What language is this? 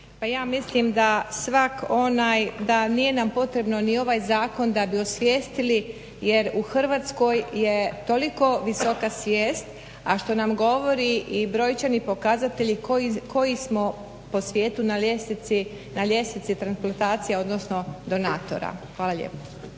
Croatian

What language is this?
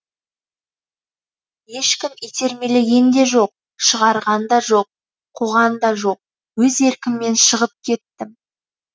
Kazakh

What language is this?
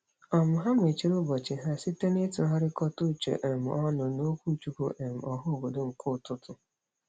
Igbo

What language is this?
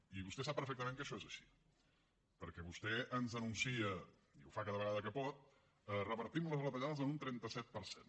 Catalan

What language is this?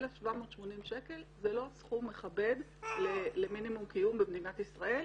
Hebrew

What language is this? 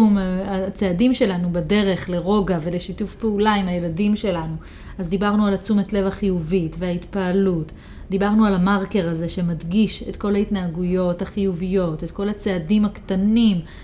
Hebrew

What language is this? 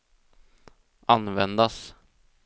Swedish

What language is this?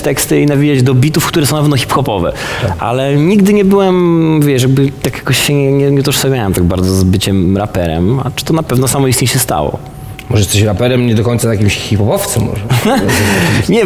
Polish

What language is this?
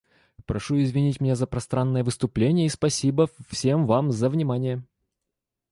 Russian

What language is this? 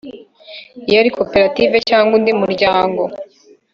Kinyarwanda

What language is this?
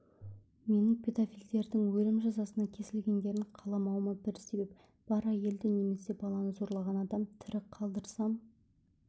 Kazakh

